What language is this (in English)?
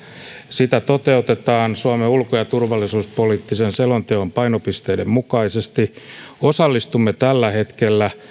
Finnish